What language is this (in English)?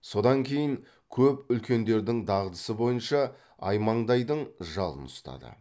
Kazakh